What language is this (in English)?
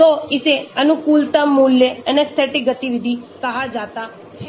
Hindi